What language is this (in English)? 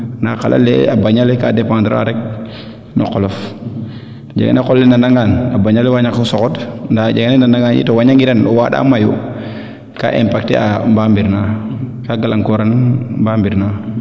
Serer